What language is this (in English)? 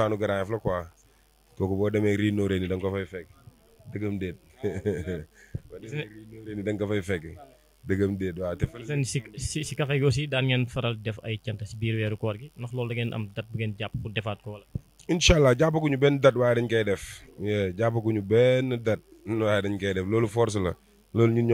Indonesian